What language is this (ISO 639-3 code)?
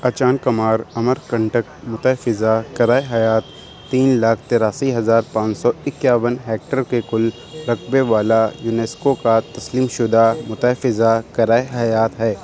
urd